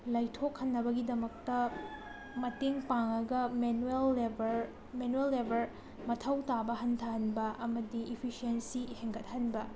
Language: Manipuri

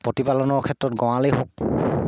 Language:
Assamese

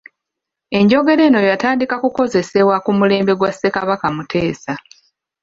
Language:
Ganda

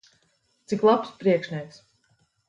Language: Latvian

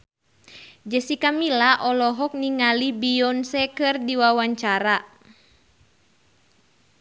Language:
Sundanese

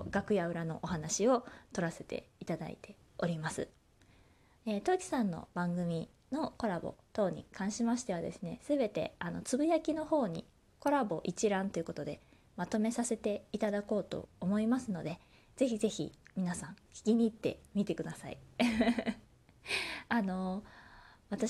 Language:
Japanese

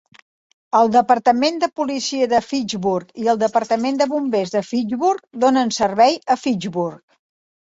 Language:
Catalan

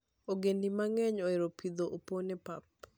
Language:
Luo (Kenya and Tanzania)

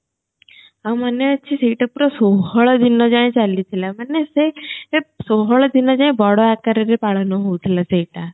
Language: Odia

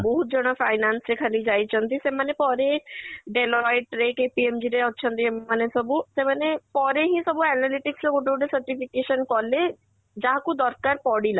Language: Odia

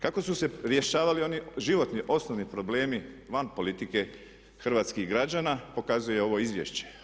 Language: Croatian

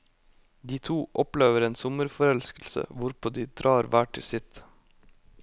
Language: Norwegian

